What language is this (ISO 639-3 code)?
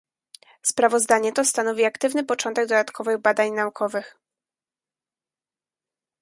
pol